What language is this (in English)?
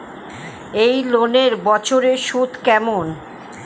Bangla